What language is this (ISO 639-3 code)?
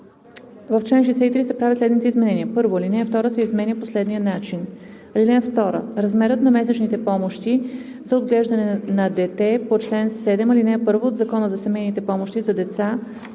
bul